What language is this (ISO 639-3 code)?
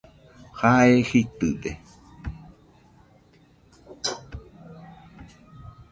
hux